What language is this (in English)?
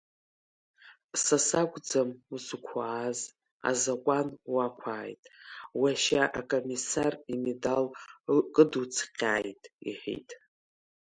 Abkhazian